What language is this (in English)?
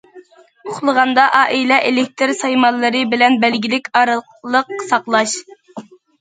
Uyghur